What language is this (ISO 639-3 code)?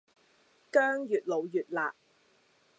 yue